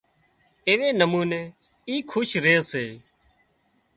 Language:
Wadiyara Koli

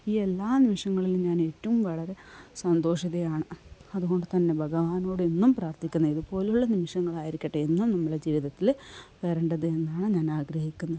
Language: Malayalam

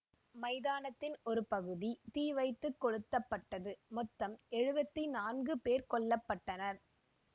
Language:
Tamil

